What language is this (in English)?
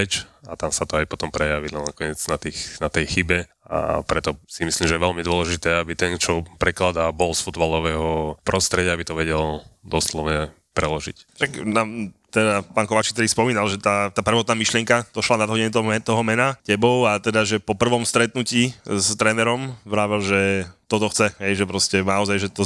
Slovak